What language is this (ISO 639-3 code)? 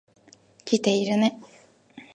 jpn